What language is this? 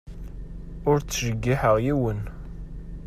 Kabyle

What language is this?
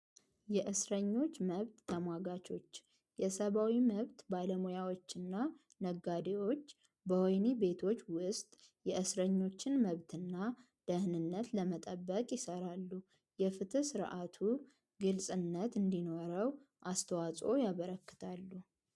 Amharic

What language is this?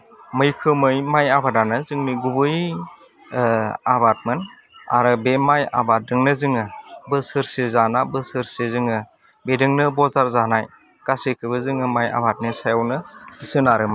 Bodo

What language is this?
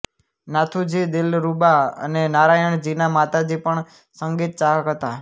Gujarati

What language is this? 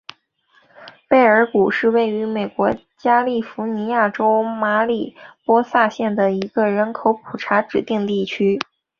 Chinese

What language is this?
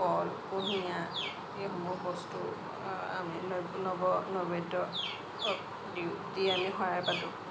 Assamese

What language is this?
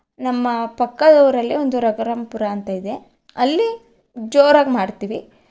Kannada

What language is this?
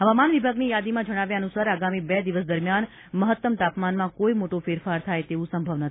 Gujarati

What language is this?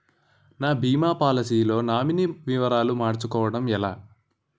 Telugu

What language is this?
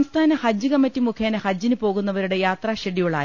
Malayalam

